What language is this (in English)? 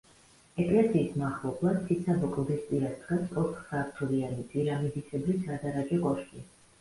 Georgian